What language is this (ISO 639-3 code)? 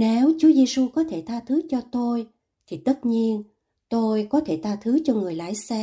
vie